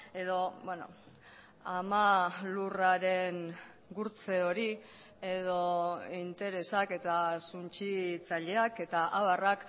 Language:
Basque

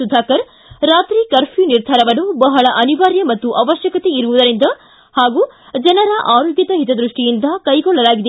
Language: Kannada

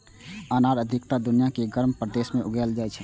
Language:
Maithili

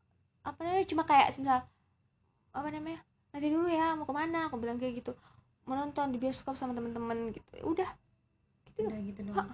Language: Indonesian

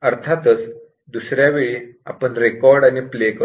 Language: Marathi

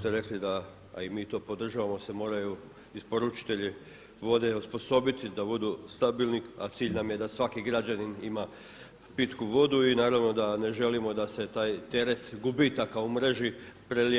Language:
Croatian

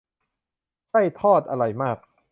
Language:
Thai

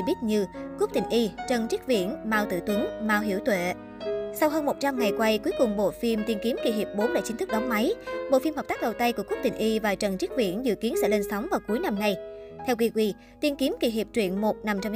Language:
Vietnamese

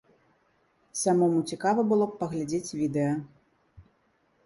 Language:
Belarusian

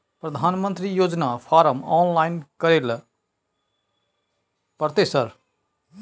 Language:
Maithili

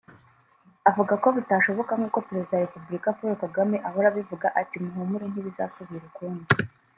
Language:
Kinyarwanda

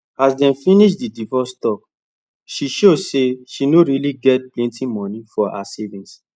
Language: Nigerian Pidgin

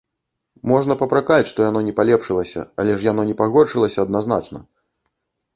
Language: Belarusian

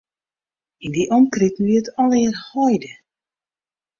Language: Western Frisian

